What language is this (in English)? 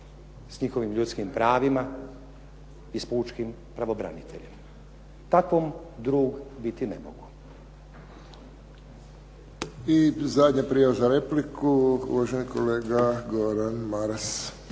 Croatian